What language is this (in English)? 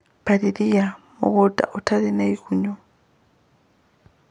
Kikuyu